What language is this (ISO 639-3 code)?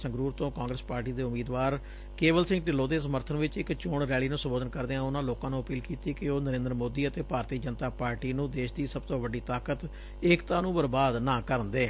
pan